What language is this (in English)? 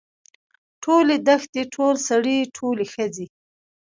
Pashto